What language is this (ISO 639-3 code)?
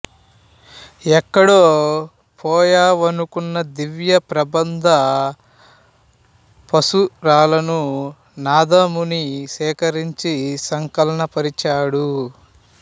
tel